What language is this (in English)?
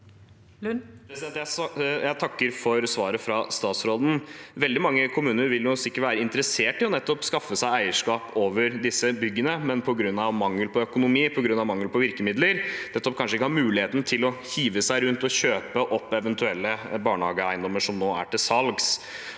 Norwegian